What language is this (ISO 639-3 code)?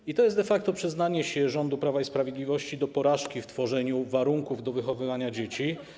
pol